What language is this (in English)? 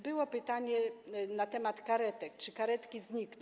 Polish